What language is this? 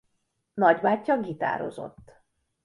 Hungarian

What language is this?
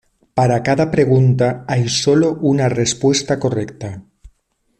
Spanish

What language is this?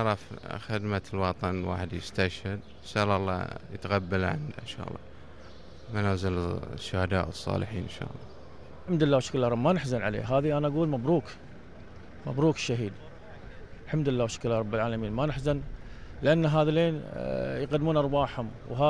Arabic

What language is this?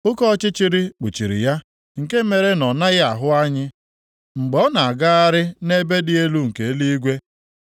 Igbo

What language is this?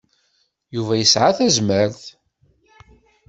Kabyle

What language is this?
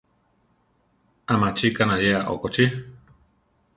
Central Tarahumara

